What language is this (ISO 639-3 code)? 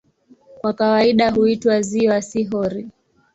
swa